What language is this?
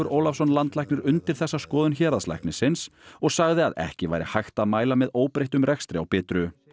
Icelandic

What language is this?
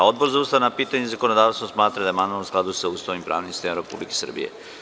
Serbian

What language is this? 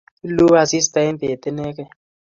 Kalenjin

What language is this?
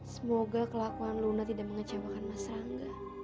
Indonesian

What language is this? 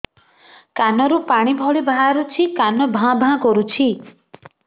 Odia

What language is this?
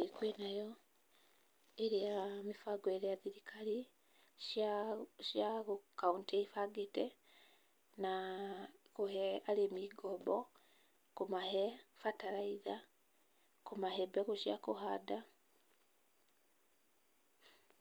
Kikuyu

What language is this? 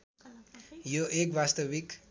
Nepali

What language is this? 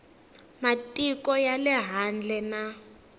Tsonga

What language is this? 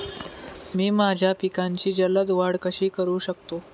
Marathi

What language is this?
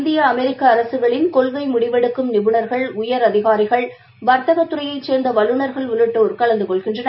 Tamil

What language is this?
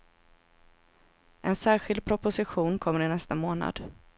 Swedish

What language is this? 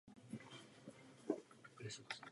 Czech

